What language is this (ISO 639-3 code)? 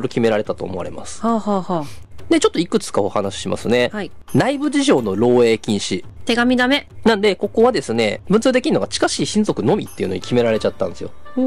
jpn